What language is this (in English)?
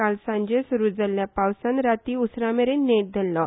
Konkani